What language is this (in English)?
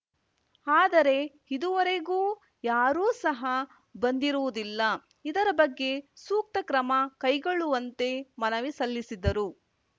Kannada